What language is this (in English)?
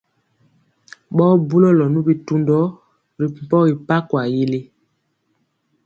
Mpiemo